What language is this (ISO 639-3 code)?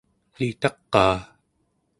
esu